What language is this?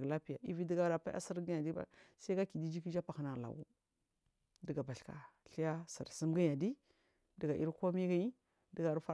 Marghi South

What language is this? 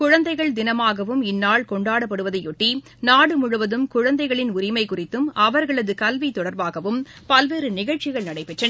Tamil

